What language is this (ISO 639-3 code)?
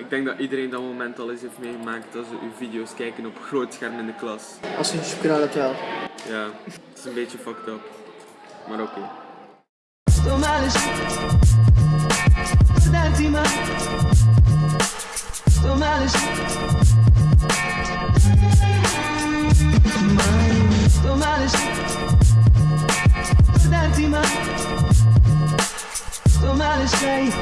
nld